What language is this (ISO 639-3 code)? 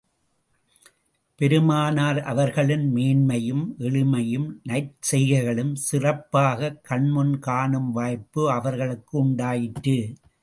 tam